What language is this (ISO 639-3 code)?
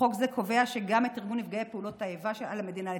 heb